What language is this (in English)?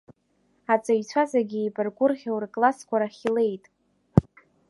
Abkhazian